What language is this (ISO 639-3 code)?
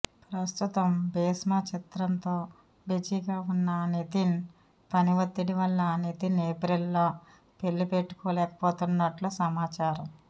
tel